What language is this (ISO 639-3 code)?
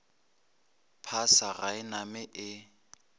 nso